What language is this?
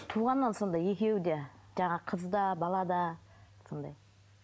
Kazakh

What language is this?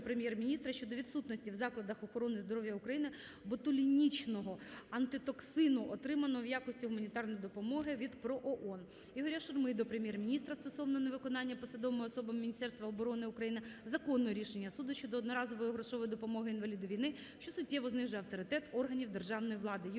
Ukrainian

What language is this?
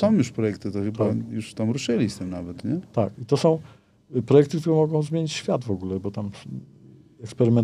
Polish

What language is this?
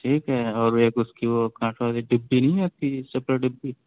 Urdu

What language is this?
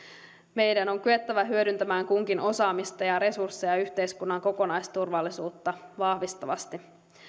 Finnish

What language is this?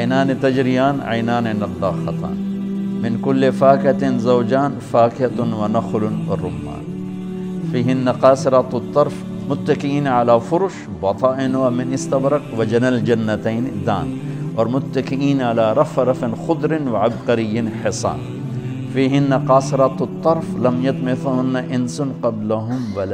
Urdu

